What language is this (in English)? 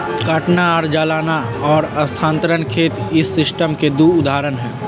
Magahi